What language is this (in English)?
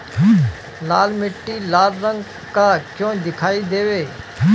Bhojpuri